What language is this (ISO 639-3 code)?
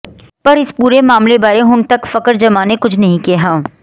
pan